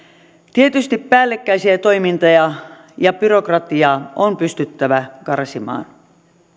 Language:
Finnish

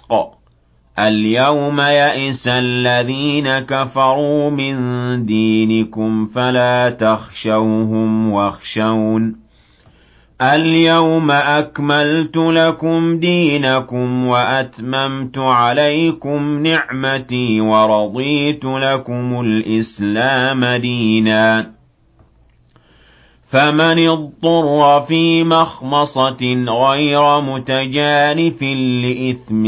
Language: Arabic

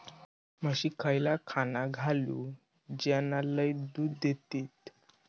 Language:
Marathi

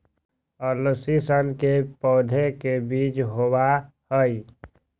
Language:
Magahi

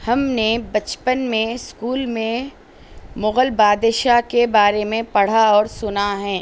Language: Urdu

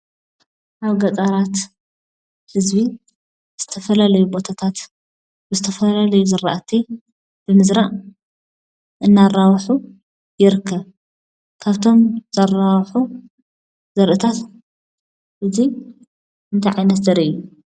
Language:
Tigrinya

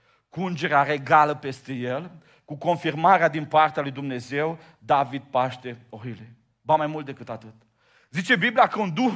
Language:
Romanian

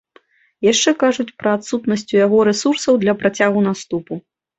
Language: Belarusian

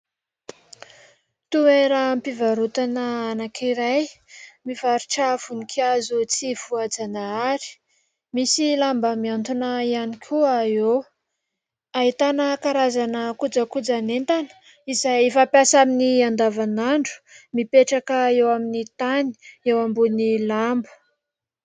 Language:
Malagasy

